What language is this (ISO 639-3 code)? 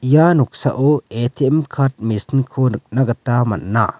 grt